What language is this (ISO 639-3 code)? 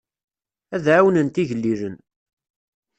kab